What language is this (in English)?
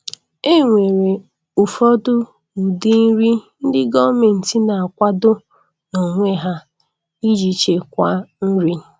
Igbo